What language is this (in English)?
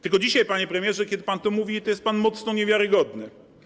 Polish